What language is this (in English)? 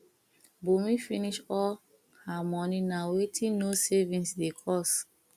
Nigerian Pidgin